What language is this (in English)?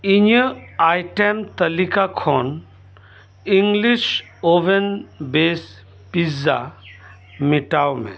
Santali